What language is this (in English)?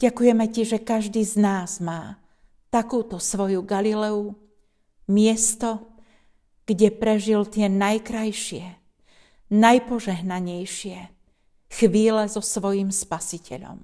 Slovak